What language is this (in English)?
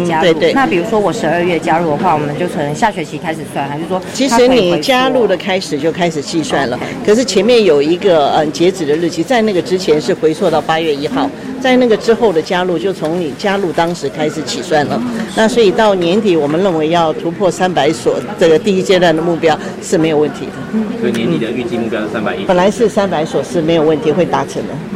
Chinese